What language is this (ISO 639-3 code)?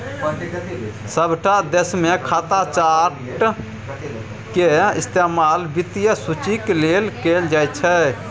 mai